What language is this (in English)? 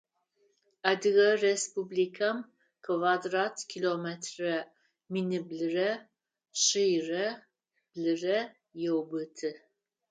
Adyghe